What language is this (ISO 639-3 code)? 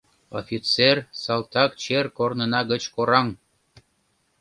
chm